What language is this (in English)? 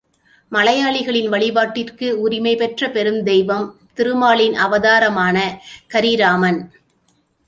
Tamil